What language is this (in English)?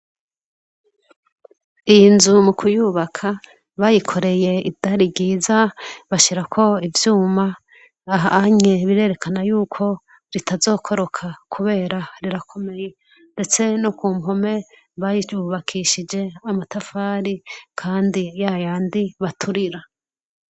Rundi